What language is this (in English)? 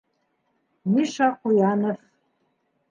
Bashkir